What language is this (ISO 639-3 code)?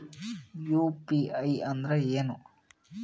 kan